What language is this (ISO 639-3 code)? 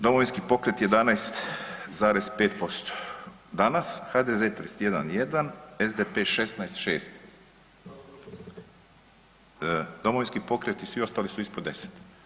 hrv